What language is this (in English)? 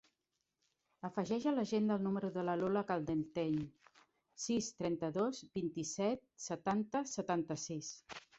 Catalan